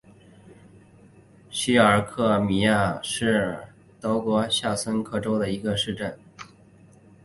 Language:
Chinese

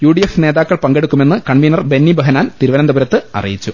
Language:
Malayalam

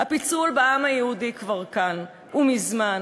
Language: Hebrew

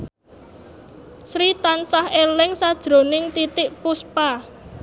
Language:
Javanese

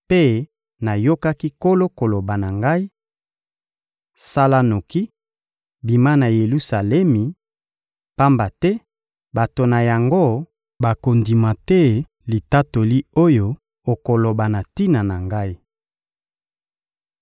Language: Lingala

